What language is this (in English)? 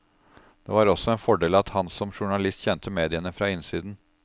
Norwegian